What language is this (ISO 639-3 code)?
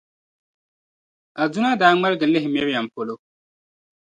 dag